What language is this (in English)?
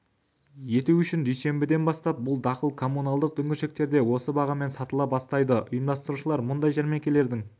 Kazakh